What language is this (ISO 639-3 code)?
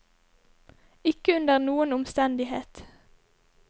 nor